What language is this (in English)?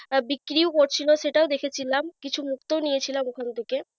Bangla